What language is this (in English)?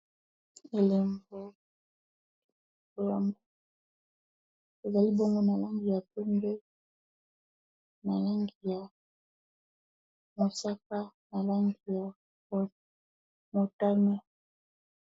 Lingala